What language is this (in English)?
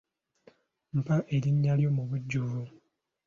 Ganda